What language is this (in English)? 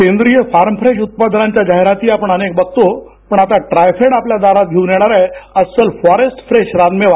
Marathi